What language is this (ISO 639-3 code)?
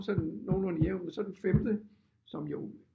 dan